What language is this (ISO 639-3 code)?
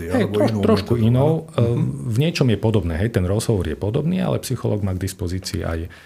slk